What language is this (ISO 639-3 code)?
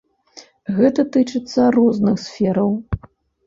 bel